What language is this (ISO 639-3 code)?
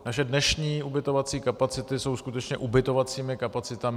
ces